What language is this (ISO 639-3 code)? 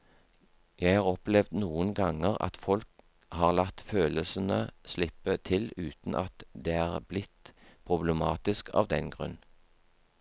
nor